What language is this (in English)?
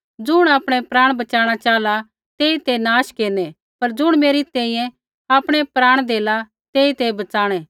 Kullu Pahari